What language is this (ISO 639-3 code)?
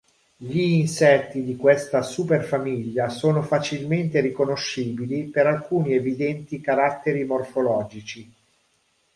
ita